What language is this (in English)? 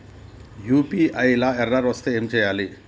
Telugu